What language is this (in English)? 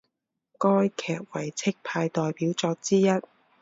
Chinese